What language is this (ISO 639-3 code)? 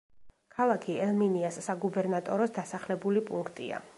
kat